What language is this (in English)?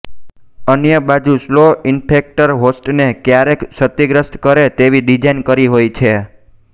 Gujarati